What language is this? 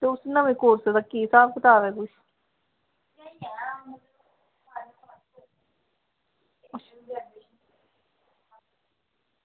Dogri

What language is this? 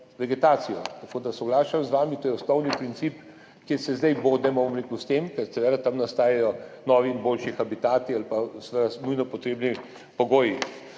Slovenian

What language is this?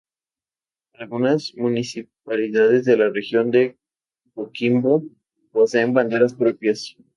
Spanish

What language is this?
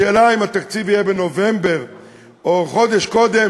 Hebrew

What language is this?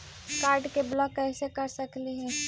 Magahi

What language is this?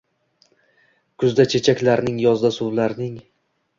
Uzbek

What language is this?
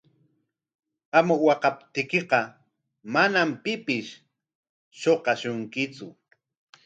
Corongo Ancash Quechua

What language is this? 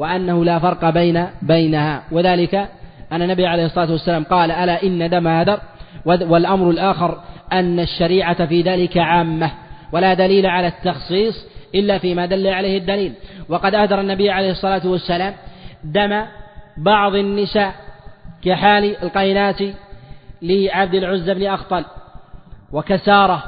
Arabic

